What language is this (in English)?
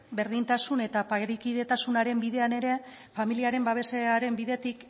Basque